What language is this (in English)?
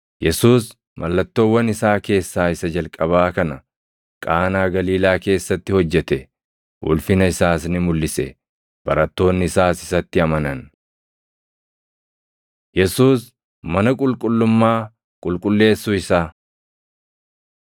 Oromo